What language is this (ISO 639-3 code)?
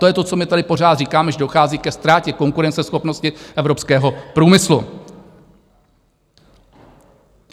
ces